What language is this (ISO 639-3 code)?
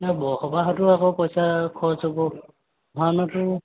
asm